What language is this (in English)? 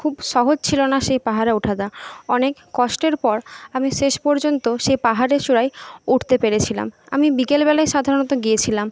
Bangla